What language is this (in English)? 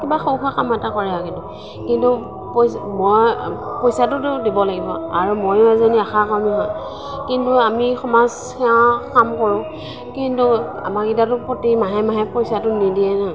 Assamese